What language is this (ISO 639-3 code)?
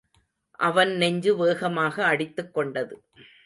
tam